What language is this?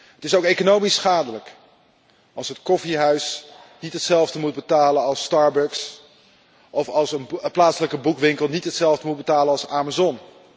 Dutch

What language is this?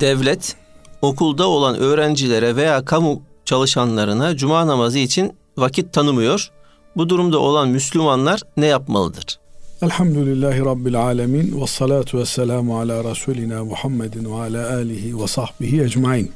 Turkish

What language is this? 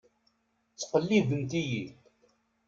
Kabyle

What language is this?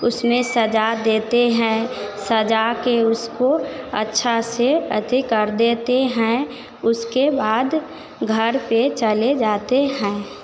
Hindi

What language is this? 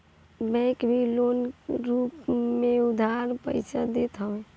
Bhojpuri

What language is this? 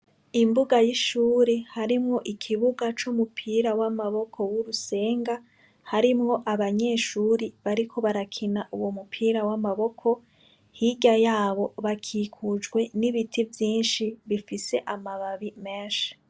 Rundi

